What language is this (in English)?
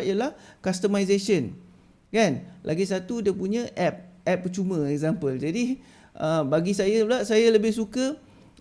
Malay